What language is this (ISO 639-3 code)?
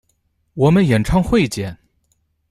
zho